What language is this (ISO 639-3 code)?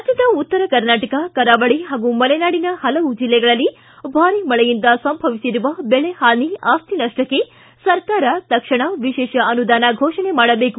kan